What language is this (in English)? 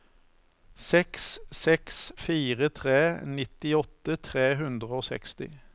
Norwegian